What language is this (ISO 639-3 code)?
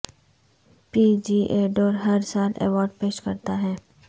urd